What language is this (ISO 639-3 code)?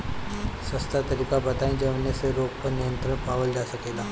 bho